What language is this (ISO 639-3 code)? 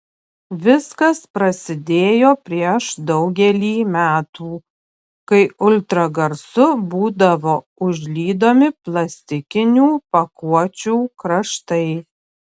lit